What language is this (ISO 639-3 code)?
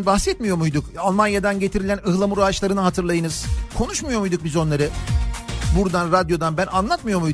tur